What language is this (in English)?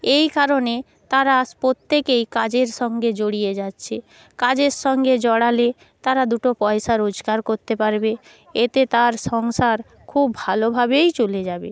Bangla